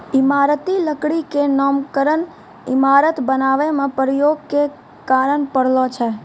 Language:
Maithili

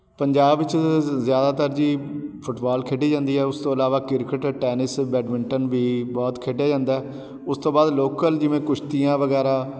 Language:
Punjabi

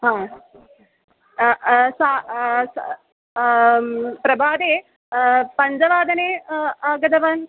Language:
Sanskrit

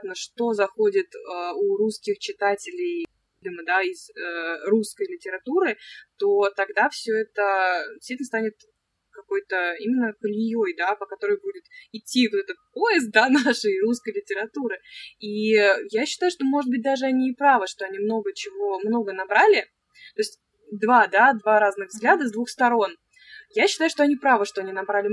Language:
Russian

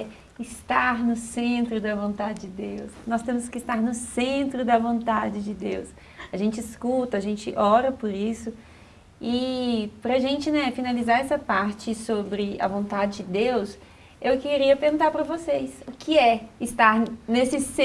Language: Portuguese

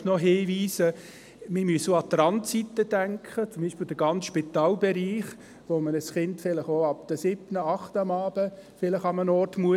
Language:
Swiss German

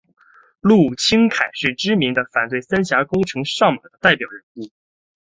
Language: Chinese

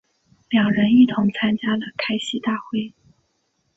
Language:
Chinese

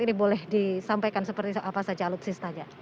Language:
Indonesian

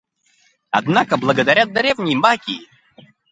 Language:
Russian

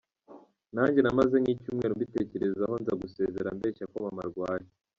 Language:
Kinyarwanda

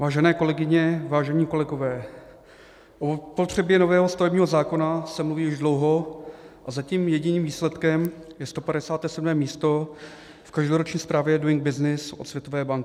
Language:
Czech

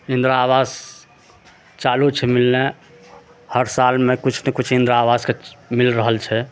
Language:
Maithili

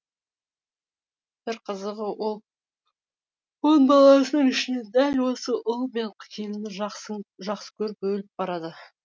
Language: Kazakh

